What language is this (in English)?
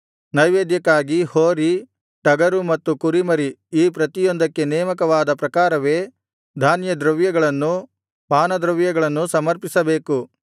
Kannada